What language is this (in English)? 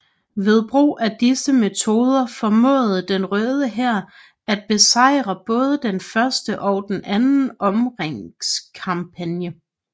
Danish